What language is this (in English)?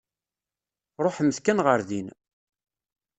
Kabyle